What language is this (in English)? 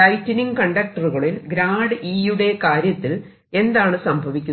Malayalam